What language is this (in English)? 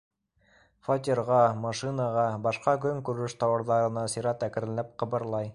Bashkir